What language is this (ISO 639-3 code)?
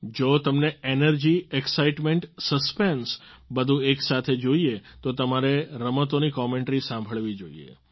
guj